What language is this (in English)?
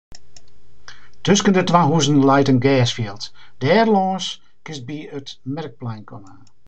Western Frisian